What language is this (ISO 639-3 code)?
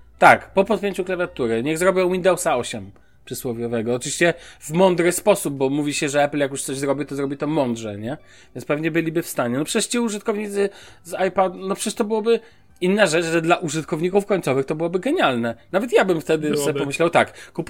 pol